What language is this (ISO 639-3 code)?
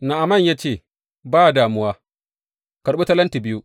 hau